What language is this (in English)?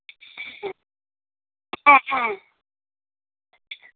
Bangla